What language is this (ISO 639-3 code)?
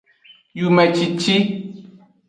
ajg